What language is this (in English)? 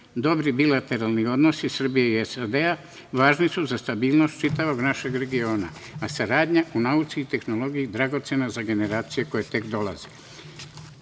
Serbian